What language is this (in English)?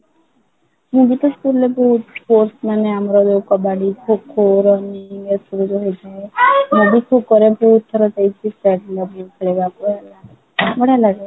Odia